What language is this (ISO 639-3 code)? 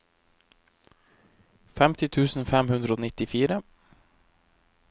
nor